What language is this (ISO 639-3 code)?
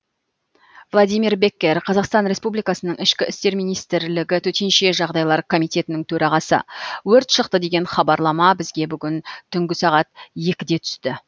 kaz